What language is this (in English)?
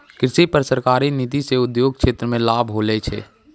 Maithili